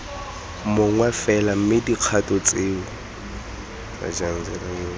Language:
Tswana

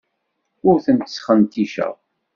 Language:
Kabyle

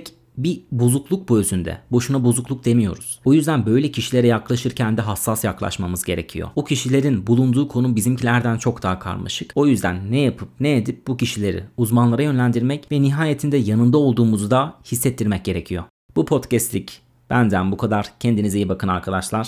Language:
Turkish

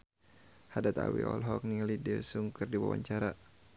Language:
Sundanese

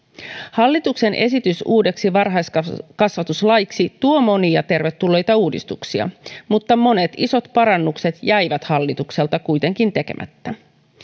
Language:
Finnish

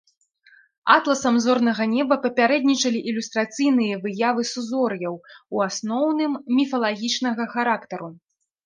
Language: Belarusian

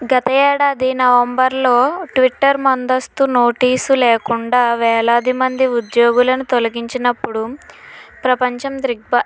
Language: Telugu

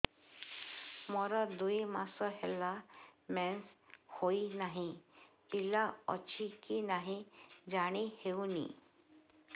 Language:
Odia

